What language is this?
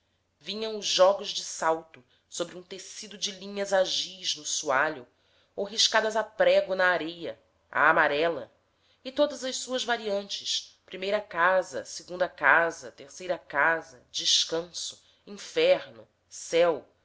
Portuguese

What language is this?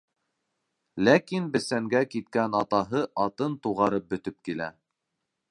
Bashkir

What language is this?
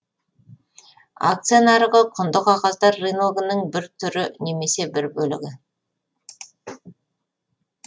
Kazakh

